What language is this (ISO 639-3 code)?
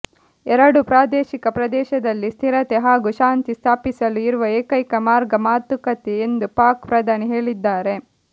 kan